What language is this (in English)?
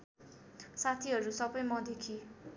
Nepali